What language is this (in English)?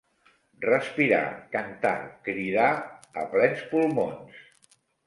Catalan